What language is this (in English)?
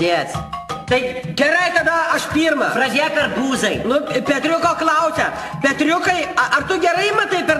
Romanian